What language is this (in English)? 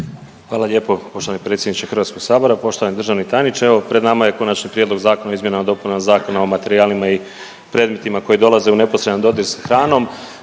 Croatian